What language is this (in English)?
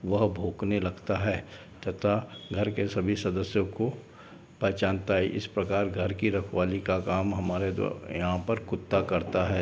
Hindi